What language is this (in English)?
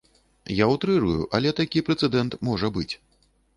Belarusian